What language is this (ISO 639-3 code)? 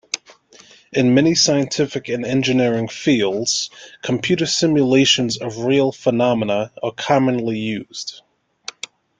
eng